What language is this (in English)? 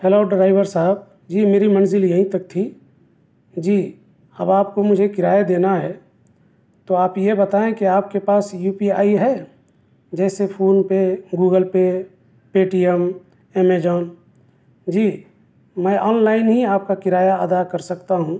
Urdu